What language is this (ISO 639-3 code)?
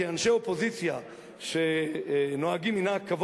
heb